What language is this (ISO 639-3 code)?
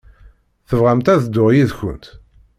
kab